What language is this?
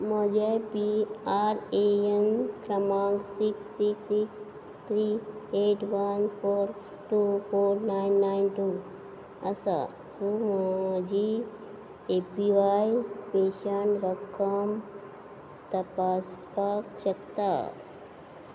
Konkani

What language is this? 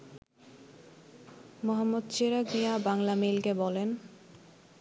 Bangla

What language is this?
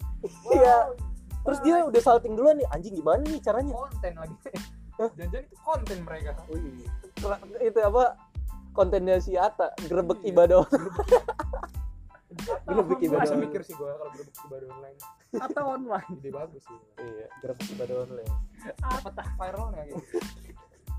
Indonesian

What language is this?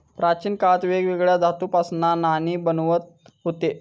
Marathi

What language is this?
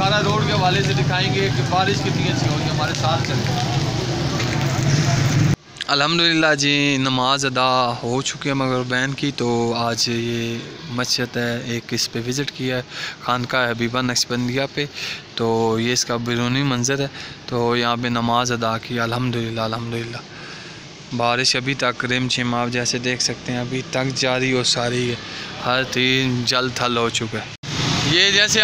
Hindi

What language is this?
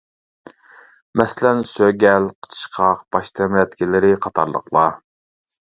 Uyghur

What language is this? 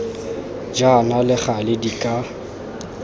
Tswana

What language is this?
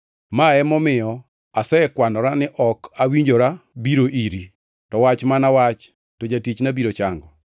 Luo (Kenya and Tanzania)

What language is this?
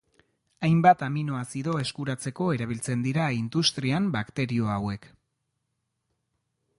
Basque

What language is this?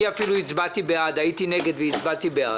Hebrew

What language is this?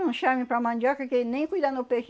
Portuguese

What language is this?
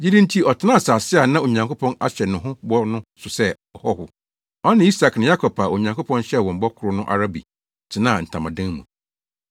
Akan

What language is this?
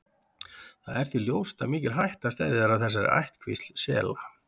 Icelandic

